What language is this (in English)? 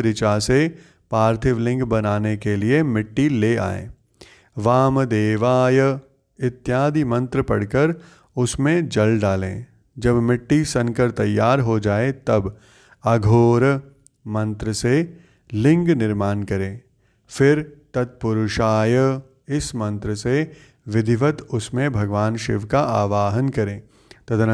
Hindi